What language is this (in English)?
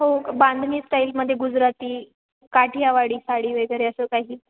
Marathi